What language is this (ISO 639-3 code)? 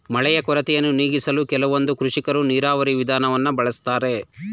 kan